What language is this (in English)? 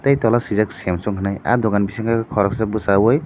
Kok Borok